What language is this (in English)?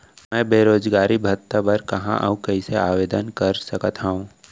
Chhattisgarhi